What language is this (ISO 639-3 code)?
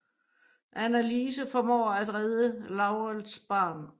dan